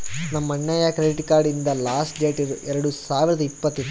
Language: Kannada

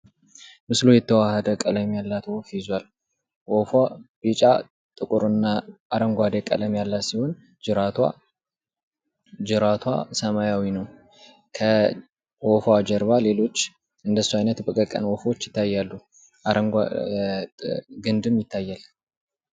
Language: Amharic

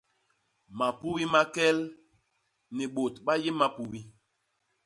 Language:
Basaa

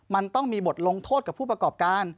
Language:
Thai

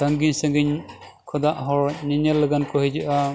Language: Santali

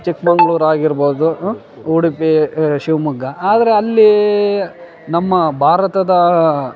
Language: Kannada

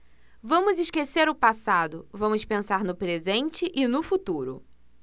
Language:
Portuguese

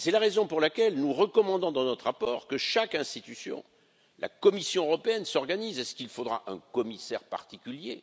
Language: French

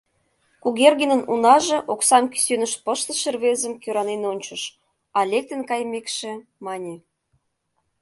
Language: Mari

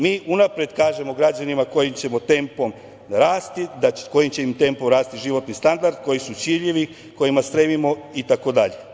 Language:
Serbian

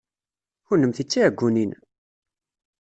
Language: Kabyle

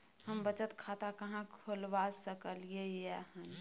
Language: Maithili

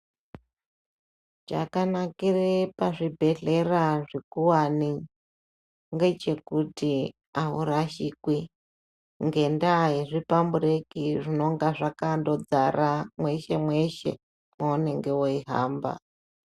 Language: Ndau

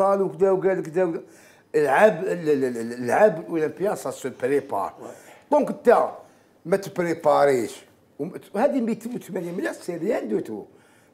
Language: Arabic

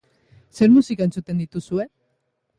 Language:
Basque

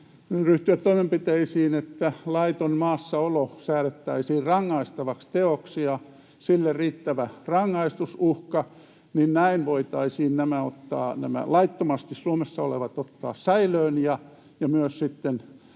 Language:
Finnish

